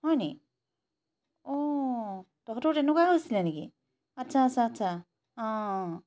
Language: Assamese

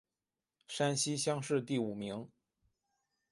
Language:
Chinese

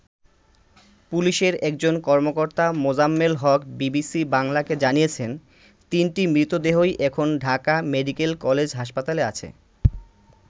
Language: Bangla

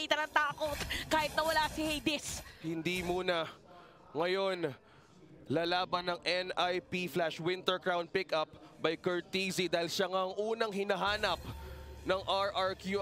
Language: Filipino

